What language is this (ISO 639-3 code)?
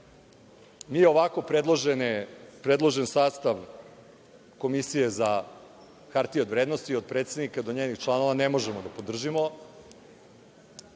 srp